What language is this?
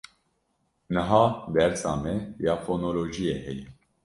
Kurdish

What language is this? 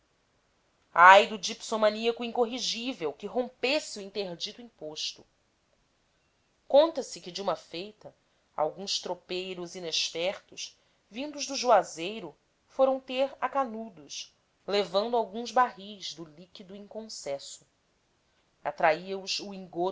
Portuguese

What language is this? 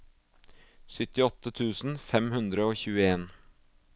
Norwegian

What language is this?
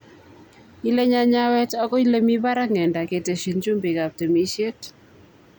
Kalenjin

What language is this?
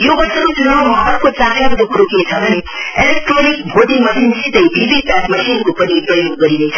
Nepali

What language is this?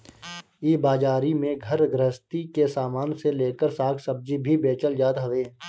Bhojpuri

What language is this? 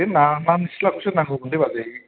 Bodo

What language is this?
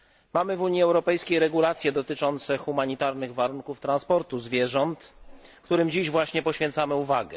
Polish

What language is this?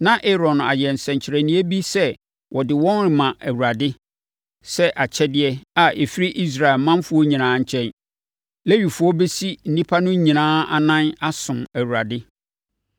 Akan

